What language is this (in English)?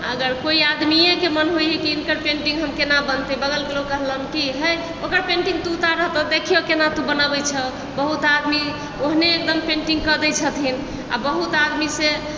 Maithili